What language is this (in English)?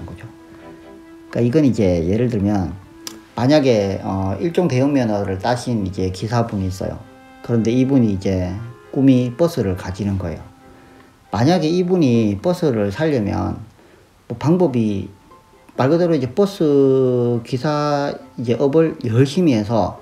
Korean